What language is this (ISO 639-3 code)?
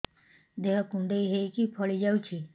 ori